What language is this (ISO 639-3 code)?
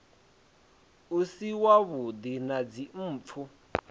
ven